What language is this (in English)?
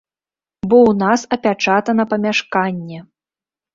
Belarusian